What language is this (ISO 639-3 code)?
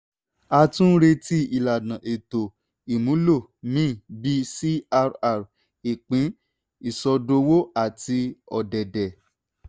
yor